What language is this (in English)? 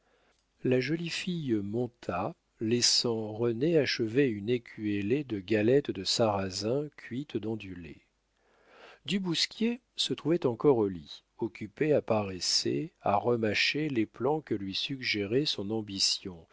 French